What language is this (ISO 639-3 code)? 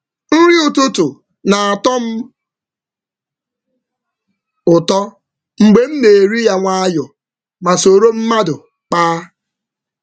ibo